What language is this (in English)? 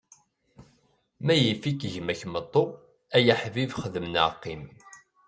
Kabyle